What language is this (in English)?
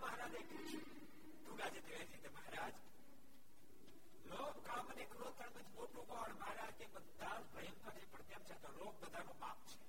Gujarati